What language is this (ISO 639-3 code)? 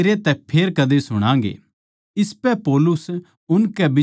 bgc